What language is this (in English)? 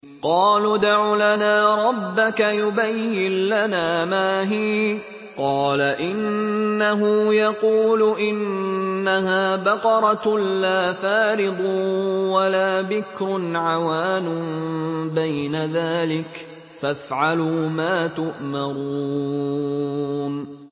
Arabic